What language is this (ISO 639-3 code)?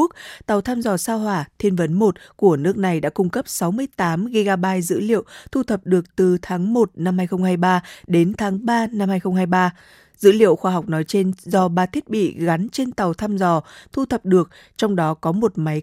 vie